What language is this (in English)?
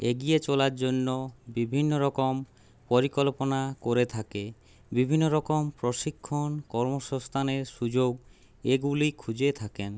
Bangla